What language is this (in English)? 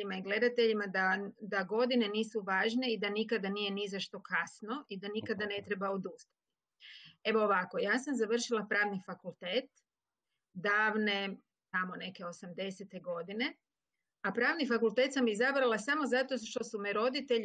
Croatian